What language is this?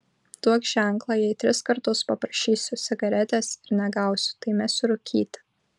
Lithuanian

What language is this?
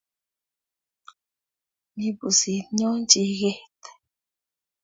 Kalenjin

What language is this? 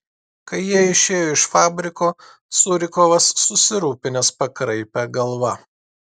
Lithuanian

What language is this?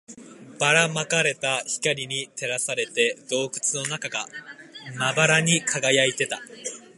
Japanese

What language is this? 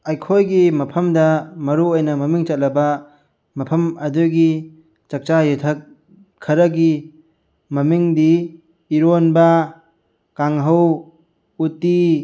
Manipuri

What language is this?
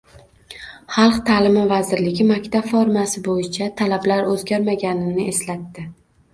Uzbek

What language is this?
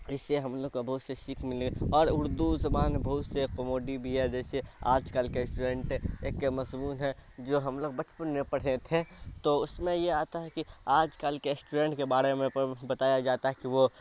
Urdu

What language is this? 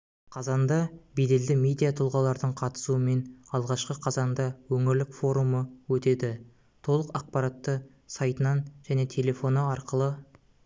Kazakh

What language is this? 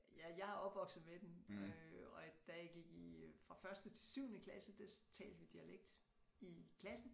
Danish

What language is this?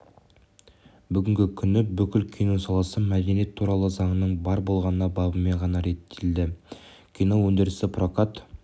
Kazakh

